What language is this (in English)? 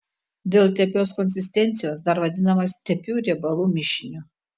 Lithuanian